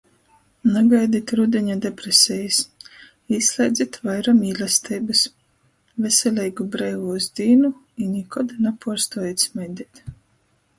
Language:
Latgalian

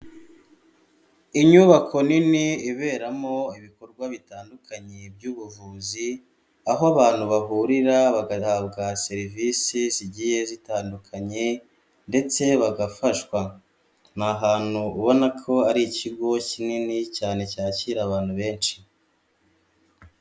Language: Kinyarwanda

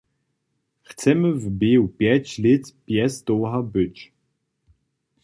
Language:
Upper Sorbian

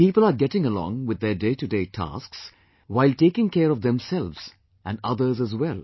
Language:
English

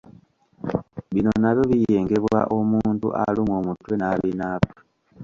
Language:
Ganda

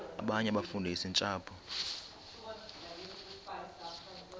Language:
Xhosa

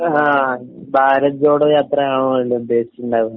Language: Malayalam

